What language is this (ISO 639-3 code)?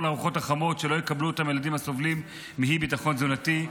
heb